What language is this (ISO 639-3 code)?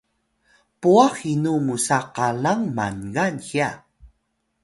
tay